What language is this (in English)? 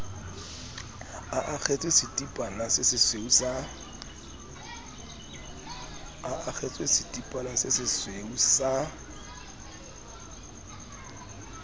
Southern Sotho